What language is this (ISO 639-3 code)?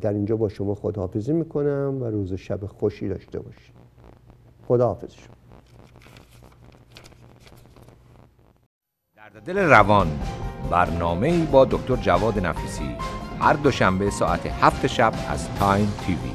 fas